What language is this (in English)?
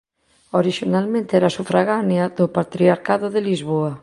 Galician